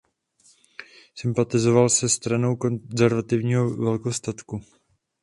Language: Czech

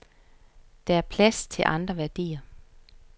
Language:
Danish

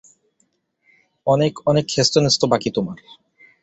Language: Bangla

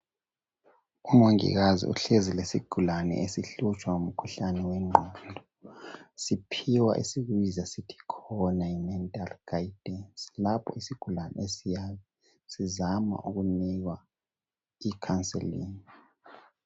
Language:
North Ndebele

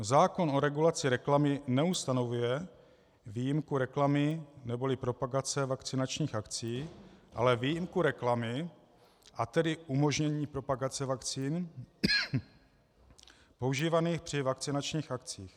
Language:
Czech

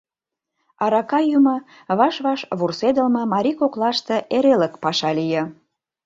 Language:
Mari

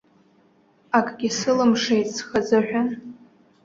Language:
Abkhazian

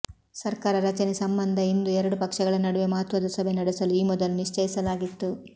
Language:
Kannada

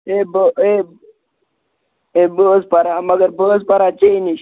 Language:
Kashmiri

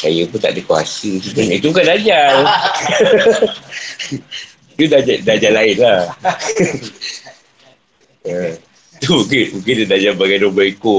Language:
Malay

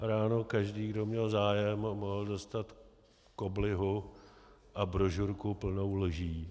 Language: Czech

